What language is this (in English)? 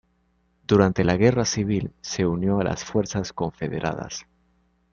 Spanish